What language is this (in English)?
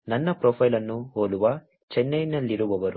Kannada